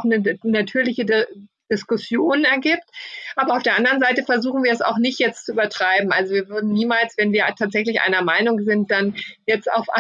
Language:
German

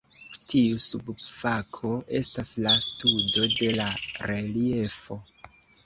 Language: Esperanto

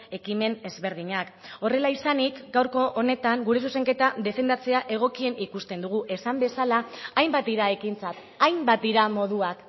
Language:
Basque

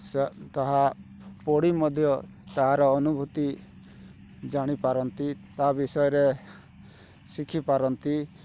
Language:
Odia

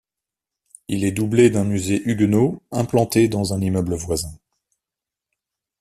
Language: French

